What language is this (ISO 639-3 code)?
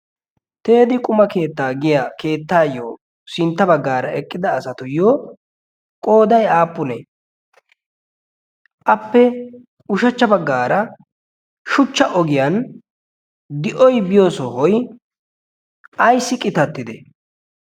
wal